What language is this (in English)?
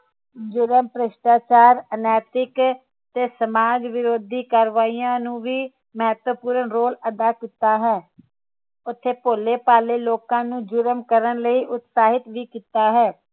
Punjabi